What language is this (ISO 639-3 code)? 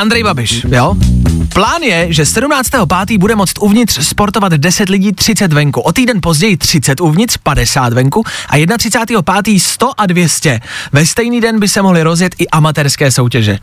ces